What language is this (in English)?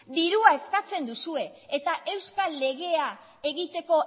Basque